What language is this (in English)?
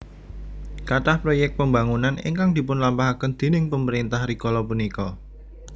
Javanese